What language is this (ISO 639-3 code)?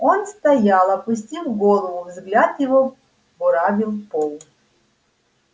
rus